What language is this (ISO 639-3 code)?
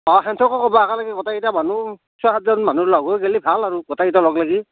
asm